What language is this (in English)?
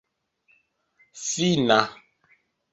Esperanto